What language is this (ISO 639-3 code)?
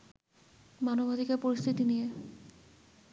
ben